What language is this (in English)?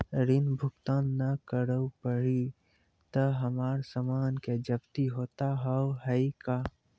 Maithili